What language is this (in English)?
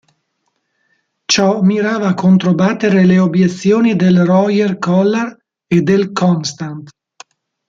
Italian